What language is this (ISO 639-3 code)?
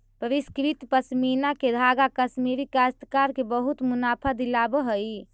mag